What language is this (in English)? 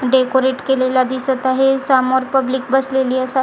Marathi